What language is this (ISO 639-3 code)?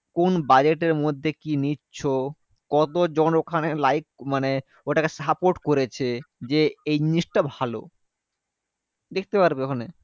ben